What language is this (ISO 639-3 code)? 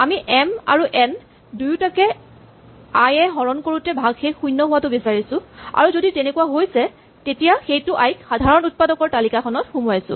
asm